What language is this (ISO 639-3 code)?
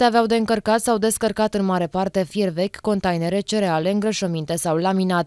ron